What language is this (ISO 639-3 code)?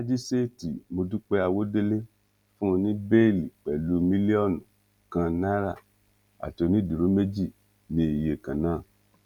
yor